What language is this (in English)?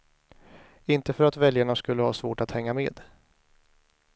Swedish